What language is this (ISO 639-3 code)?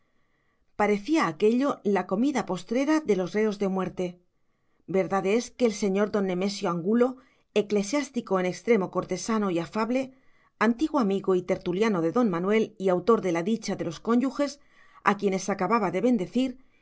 spa